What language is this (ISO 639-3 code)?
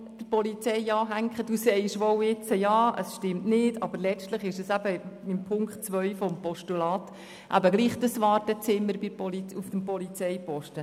gsw